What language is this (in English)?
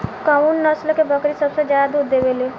Bhojpuri